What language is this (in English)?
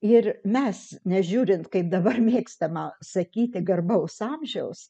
Lithuanian